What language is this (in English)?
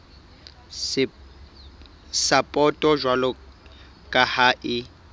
Southern Sotho